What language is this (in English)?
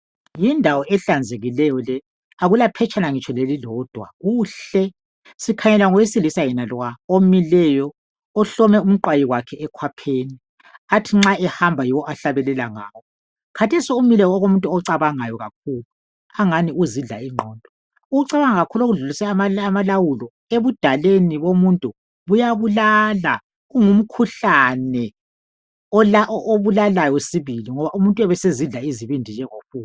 North Ndebele